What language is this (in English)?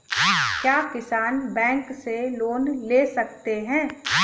Hindi